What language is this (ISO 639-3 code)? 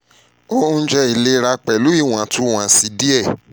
yor